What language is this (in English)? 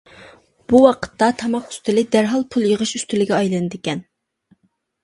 Uyghur